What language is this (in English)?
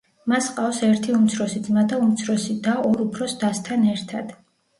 Georgian